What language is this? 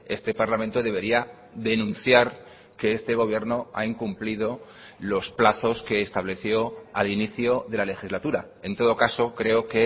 Spanish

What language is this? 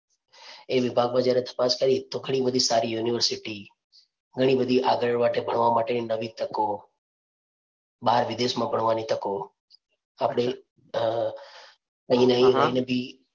Gujarati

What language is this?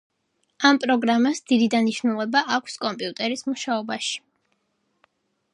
Georgian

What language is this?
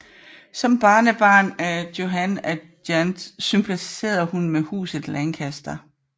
Danish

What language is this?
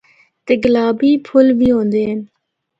Northern Hindko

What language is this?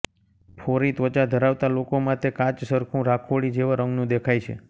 Gujarati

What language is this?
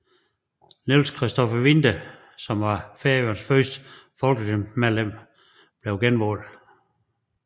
Danish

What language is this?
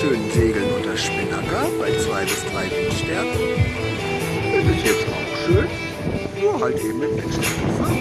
German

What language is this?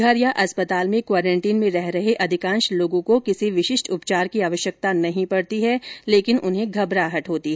Hindi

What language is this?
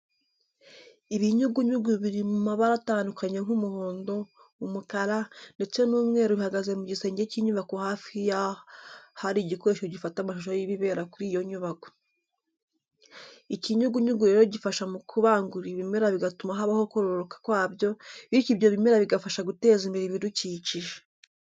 Kinyarwanda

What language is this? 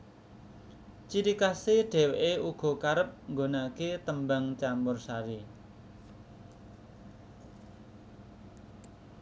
Javanese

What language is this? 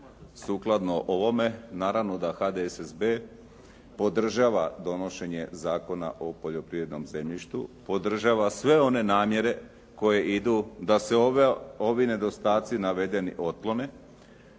Croatian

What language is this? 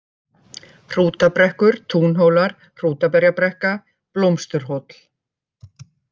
Icelandic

